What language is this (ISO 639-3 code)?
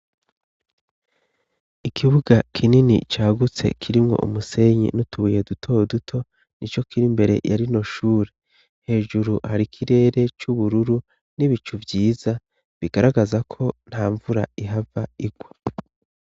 run